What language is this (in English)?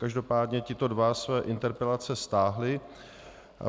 Czech